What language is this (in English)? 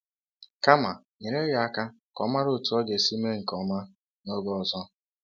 Igbo